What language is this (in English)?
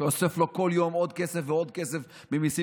Hebrew